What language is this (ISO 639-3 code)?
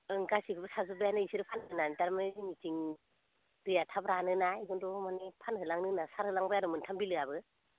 brx